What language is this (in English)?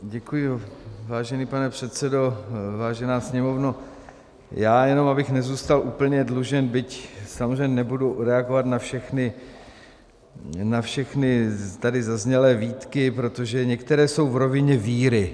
Czech